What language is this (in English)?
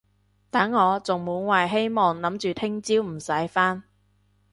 Cantonese